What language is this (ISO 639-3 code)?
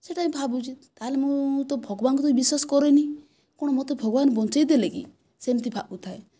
ori